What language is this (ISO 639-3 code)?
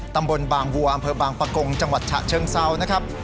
tha